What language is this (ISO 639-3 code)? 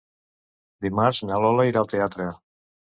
cat